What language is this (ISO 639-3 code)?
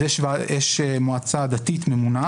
heb